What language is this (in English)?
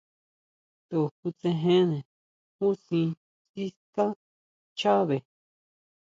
Huautla Mazatec